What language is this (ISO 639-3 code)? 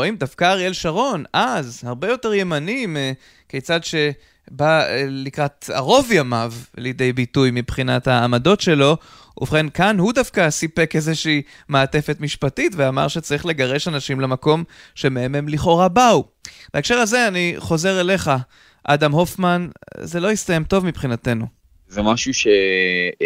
heb